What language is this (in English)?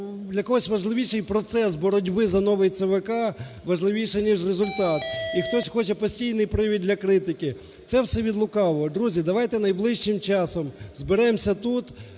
Ukrainian